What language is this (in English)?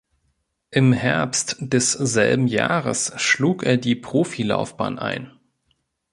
German